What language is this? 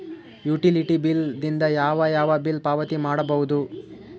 Kannada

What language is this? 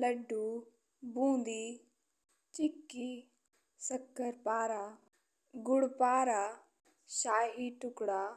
Bhojpuri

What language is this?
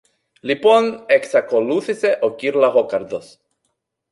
Greek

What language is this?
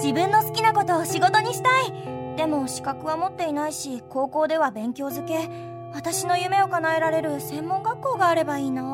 Japanese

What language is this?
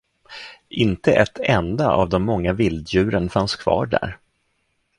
Swedish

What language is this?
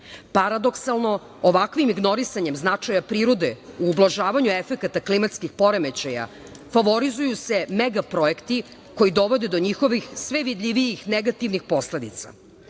Serbian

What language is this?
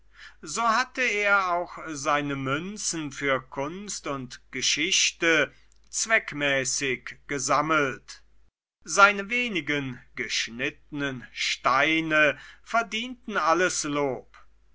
German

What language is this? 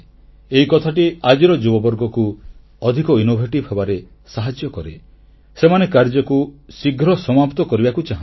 Odia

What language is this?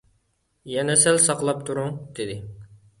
Uyghur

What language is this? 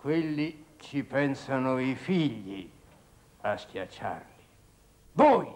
Italian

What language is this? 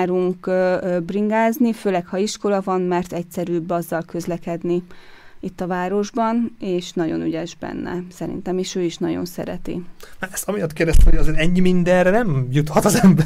Hungarian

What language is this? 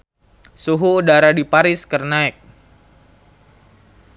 Sundanese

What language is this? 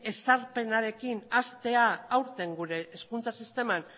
Basque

